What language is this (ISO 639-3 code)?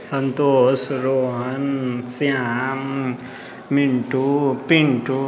mai